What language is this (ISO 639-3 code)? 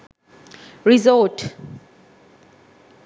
sin